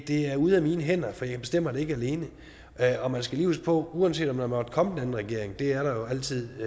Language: Danish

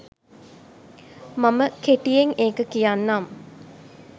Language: Sinhala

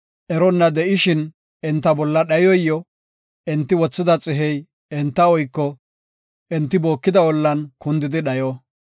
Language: Gofa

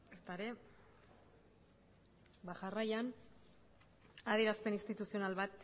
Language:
Basque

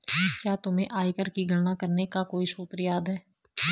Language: Hindi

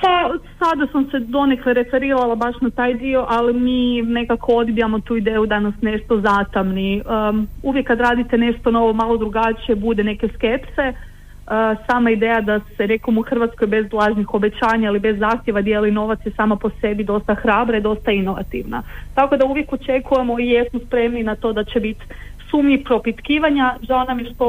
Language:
Croatian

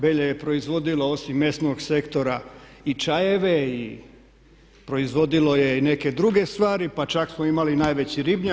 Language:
Croatian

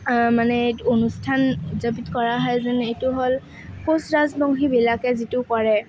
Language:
Assamese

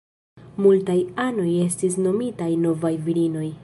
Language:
Esperanto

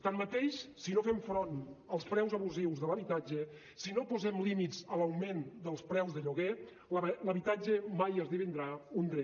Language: Catalan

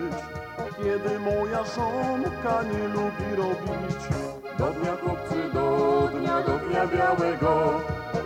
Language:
Polish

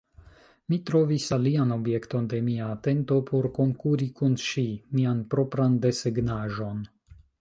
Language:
Esperanto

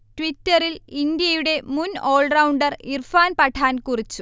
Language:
Malayalam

